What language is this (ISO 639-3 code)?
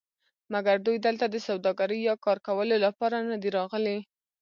pus